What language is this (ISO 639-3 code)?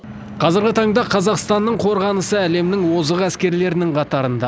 kaz